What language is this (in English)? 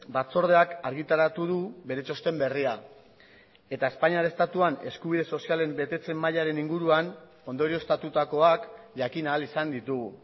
Basque